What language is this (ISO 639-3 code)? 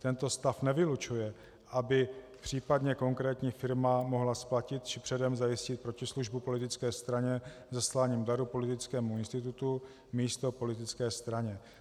ces